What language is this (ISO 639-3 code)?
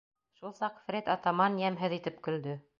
bak